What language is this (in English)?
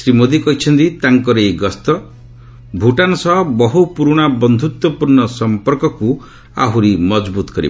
Odia